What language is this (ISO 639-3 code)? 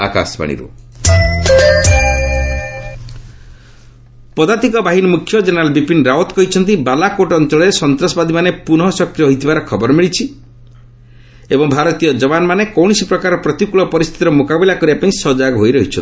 ori